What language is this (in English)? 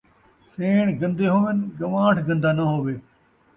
Saraiki